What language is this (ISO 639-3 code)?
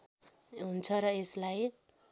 nep